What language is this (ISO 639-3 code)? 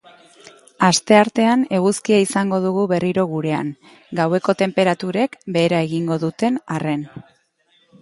eus